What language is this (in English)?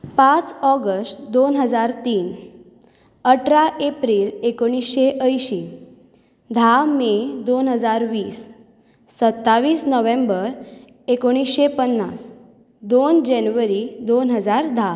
Konkani